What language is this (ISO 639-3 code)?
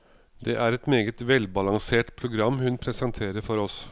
nor